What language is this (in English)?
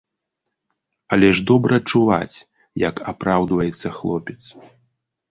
Belarusian